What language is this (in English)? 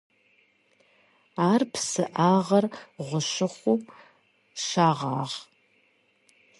Kabardian